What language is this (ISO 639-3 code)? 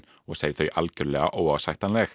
isl